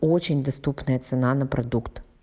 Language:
Russian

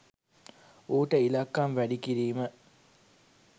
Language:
Sinhala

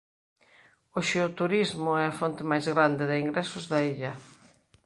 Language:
Galician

